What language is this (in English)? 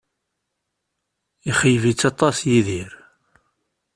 Kabyle